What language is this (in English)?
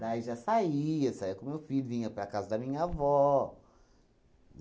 Portuguese